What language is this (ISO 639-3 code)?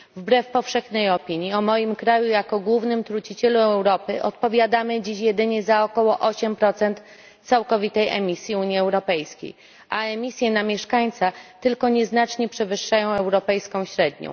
pol